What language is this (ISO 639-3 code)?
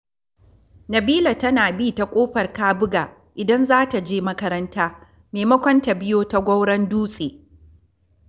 hau